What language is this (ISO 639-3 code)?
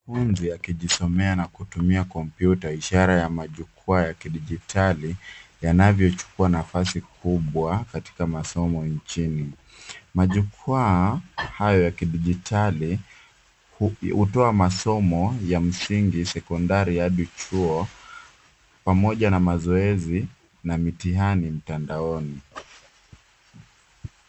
swa